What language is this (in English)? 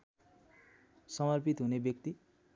Nepali